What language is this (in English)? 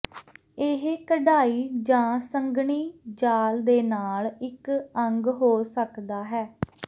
Punjabi